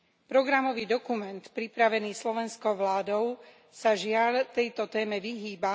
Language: Slovak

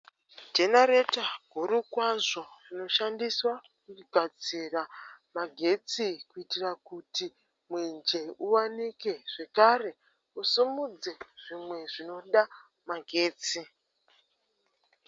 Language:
Shona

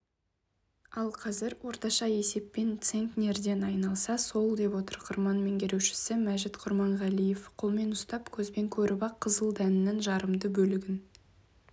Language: Kazakh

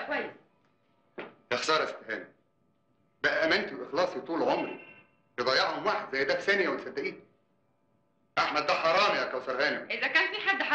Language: Arabic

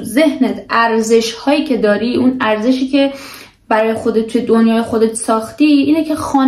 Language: Persian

